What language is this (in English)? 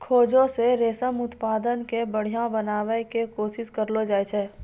Maithili